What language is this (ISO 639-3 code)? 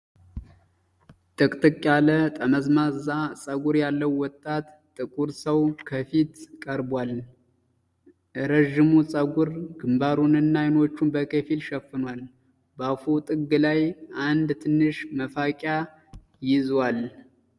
amh